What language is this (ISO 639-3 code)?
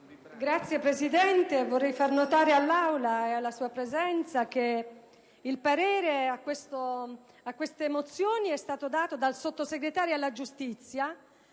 ita